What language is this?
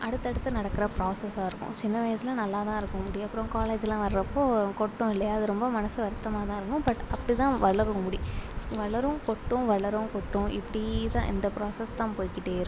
Tamil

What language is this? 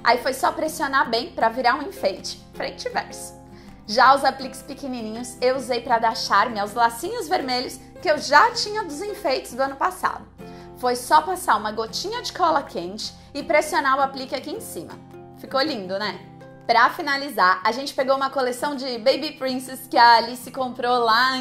Portuguese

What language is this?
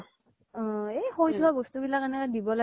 Assamese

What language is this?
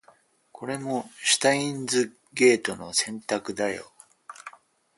Japanese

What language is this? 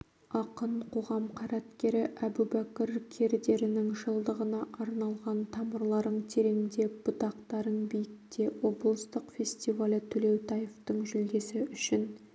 Kazakh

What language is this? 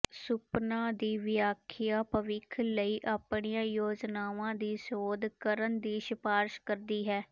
Punjabi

